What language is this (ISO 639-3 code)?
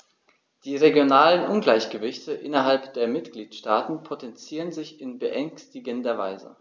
deu